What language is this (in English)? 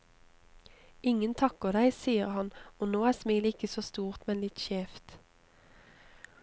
Norwegian